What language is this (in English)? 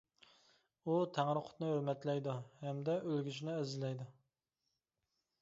Uyghur